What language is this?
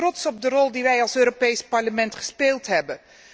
Dutch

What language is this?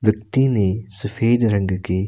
Hindi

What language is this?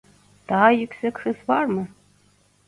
Turkish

